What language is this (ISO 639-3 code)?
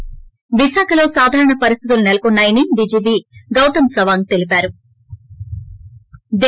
tel